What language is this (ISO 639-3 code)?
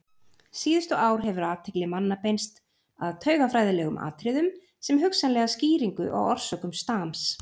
isl